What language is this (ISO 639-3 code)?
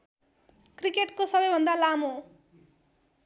nep